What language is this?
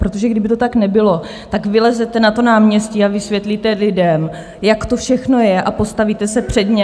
Czech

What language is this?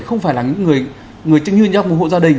Vietnamese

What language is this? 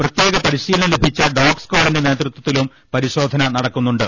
Malayalam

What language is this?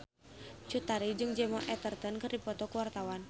Sundanese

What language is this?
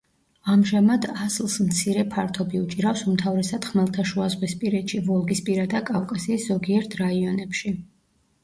Georgian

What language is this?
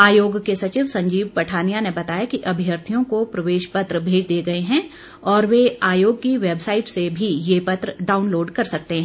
Hindi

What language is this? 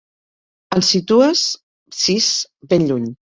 Catalan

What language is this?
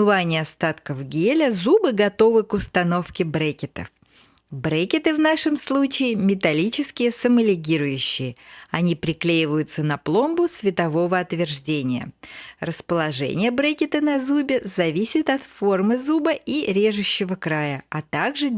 Russian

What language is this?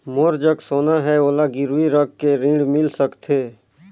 Chhattisgarhi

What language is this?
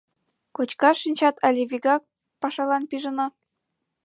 Mari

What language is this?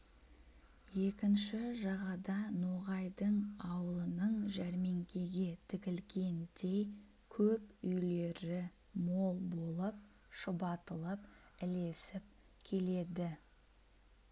Kazakh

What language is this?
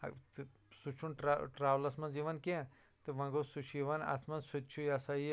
Kashmiri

